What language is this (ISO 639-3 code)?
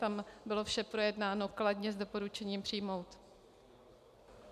ces